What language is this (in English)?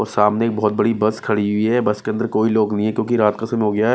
Hindi